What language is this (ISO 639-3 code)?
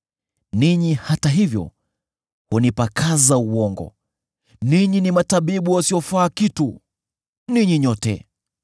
swa